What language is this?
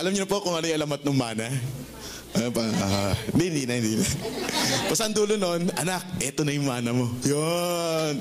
Filipino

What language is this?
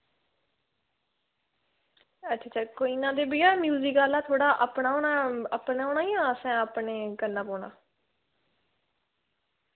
Dogri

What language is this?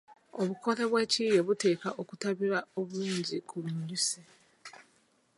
Ganda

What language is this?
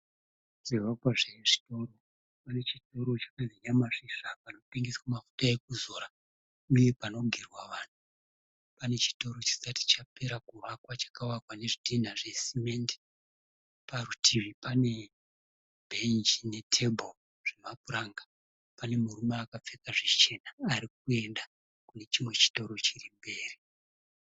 Shona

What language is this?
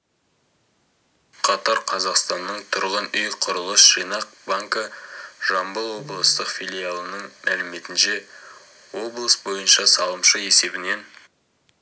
Kazakh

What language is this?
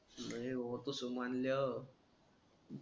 Marathi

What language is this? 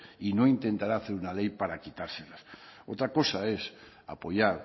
Spanish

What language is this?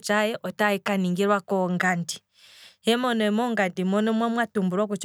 Kwambi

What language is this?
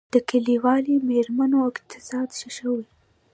Pashto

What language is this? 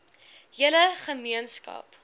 Afrikaans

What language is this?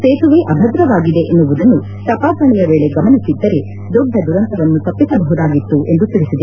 Kannada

